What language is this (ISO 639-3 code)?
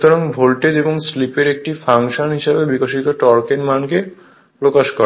ben